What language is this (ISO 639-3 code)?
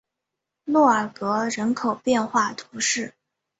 zho